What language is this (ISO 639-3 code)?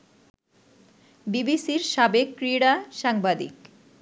ben